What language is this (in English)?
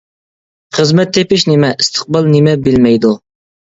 Uyghur